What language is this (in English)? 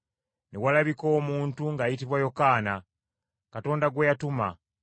Ganda